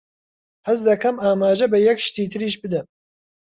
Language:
Central Kurdish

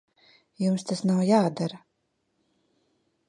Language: Latvian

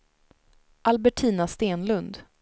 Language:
Swedish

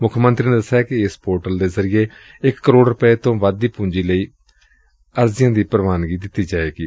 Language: Punjabi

